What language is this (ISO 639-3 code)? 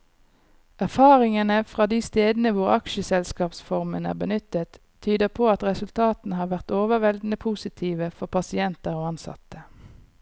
nor